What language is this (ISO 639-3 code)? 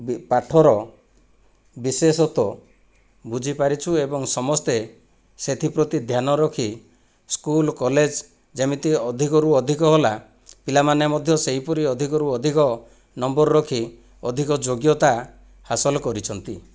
ori